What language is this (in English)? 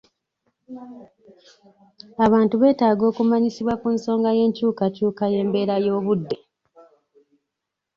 Ganda